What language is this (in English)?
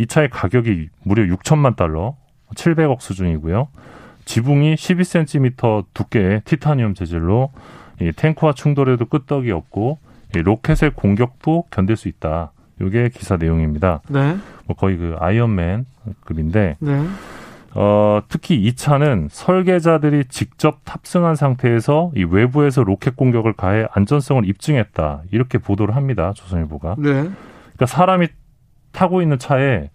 Korean